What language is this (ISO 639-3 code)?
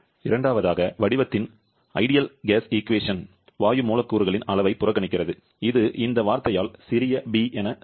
tam